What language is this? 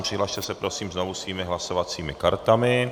Czech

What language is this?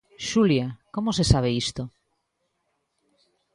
Galician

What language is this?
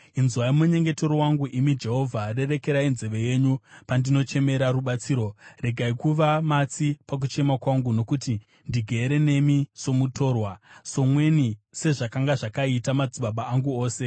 Shona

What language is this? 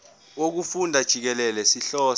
Zulu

